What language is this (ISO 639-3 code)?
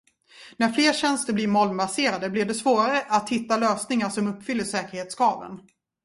swe